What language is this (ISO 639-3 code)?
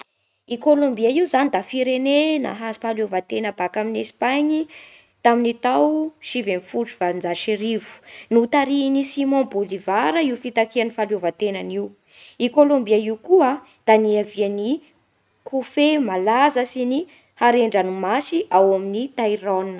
bhr